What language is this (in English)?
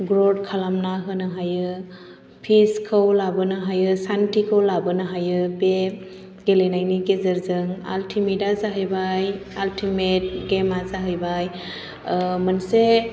Bodo